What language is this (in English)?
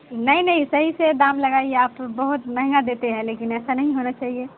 Urdu